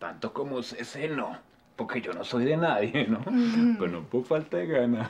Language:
Spanish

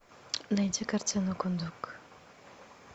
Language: Russian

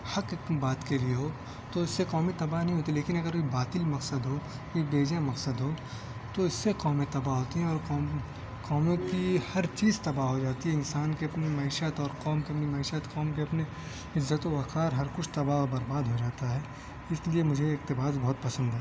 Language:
Urdu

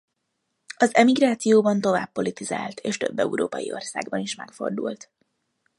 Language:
Hungarian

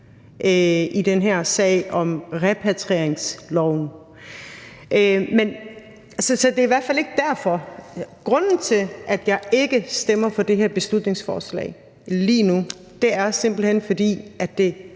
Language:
Danish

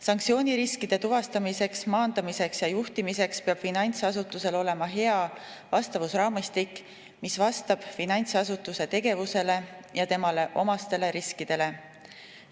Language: Estonian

